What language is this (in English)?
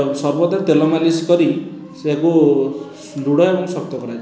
Odia